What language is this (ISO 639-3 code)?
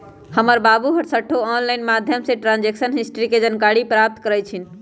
mag